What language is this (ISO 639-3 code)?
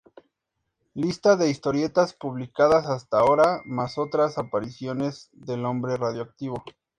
spa